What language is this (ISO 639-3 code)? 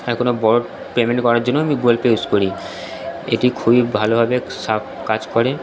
ben